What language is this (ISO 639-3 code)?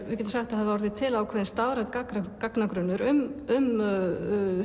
isl